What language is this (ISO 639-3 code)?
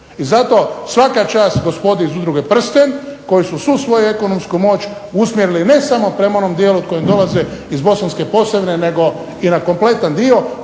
hrv